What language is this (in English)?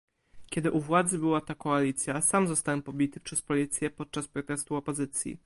Polish